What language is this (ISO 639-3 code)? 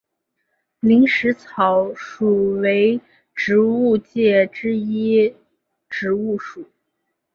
zho